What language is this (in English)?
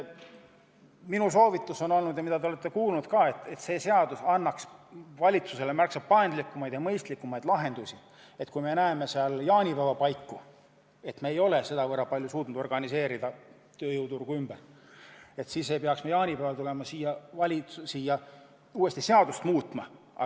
Estonian